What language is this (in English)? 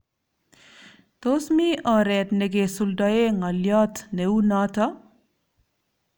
Kalenjin